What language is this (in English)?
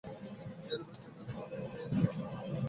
Bangla